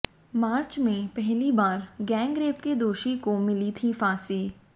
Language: Hindi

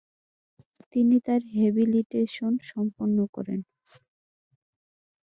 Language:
Bangla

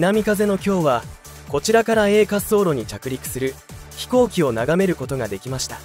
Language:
Japanese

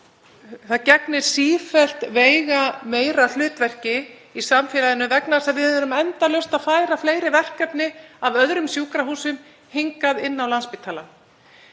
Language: Icelandic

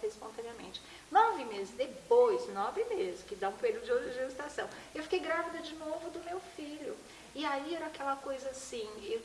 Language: Portuguese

